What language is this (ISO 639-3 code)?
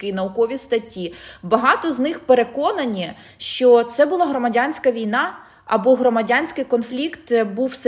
ukr